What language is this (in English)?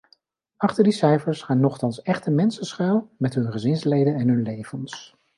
Dutch